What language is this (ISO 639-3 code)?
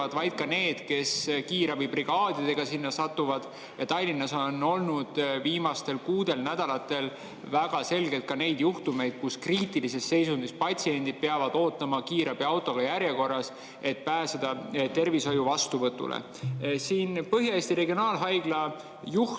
est